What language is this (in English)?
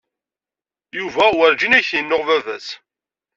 Kabyle